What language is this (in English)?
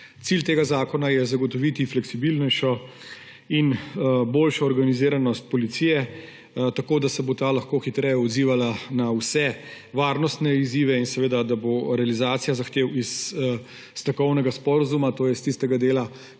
Slovenian